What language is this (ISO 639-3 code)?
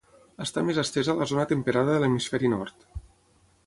cat